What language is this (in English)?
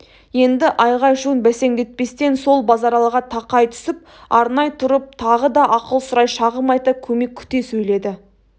Kazakh